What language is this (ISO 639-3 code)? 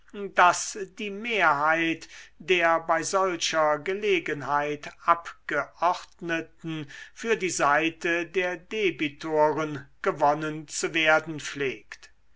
deu